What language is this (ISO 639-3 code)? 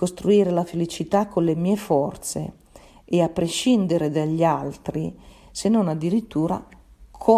ita